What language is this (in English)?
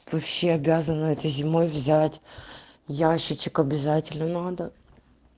Russian